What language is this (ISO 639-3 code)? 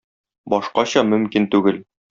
tat